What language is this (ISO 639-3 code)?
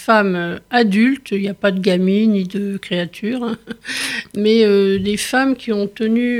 fra